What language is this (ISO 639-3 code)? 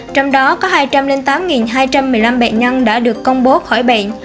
vie